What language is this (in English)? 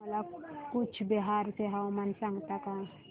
Marathi